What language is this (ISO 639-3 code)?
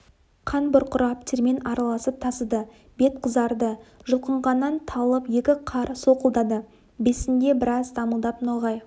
kaz